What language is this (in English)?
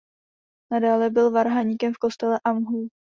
Czech